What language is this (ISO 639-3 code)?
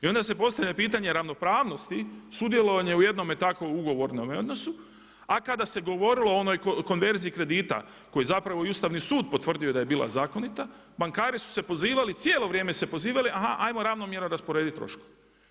hrv